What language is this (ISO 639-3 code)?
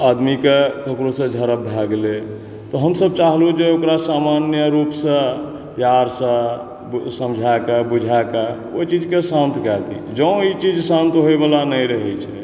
mai